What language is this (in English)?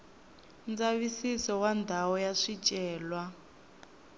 Tsonga